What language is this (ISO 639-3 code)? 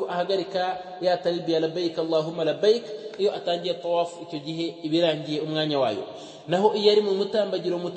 ara